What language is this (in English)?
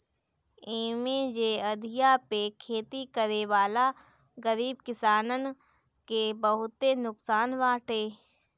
Bhojpuri